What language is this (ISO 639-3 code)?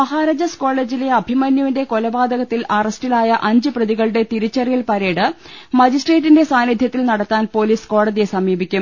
mal